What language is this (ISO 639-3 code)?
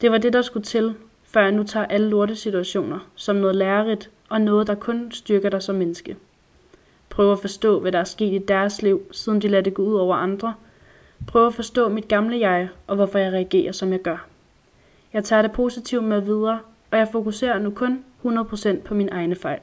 dan